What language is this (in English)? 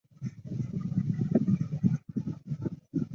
Chinese